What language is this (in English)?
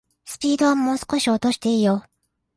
Japanese